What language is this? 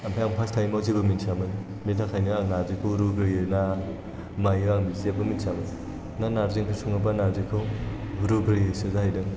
Bodo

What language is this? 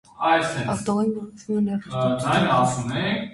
Armenian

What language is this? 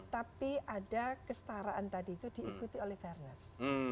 Indonesian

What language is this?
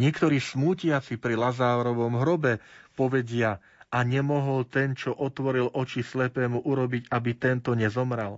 Slovak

